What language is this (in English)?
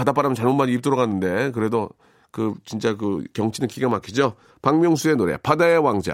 Korean